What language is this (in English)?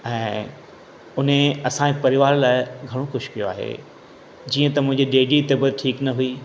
Sindhi